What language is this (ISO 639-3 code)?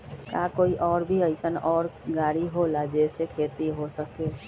mag